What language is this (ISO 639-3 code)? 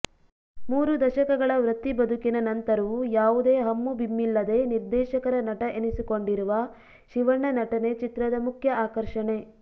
kan